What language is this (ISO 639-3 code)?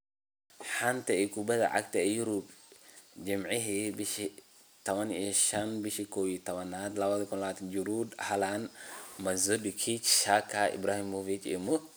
som